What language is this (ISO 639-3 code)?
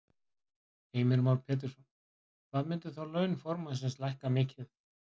isl